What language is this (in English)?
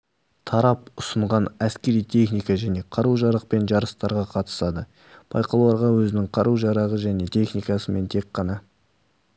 Kazakh